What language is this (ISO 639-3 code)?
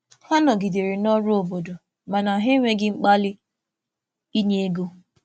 ibo